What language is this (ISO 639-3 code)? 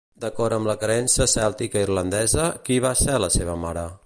cat